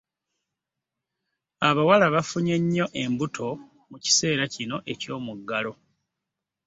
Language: Ganda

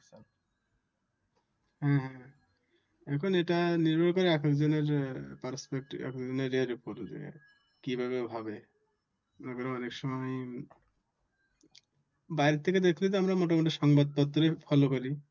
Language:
Bangla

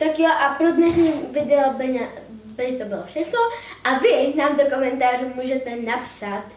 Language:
Czech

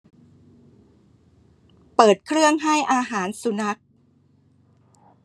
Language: Thai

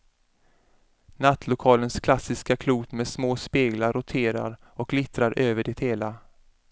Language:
Swedish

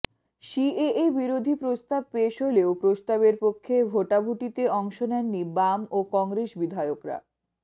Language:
Bangla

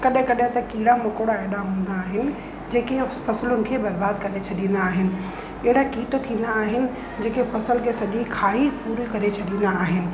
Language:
Sindhi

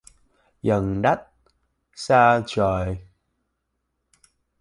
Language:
Vietnamese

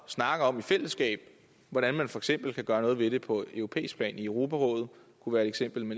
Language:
Danish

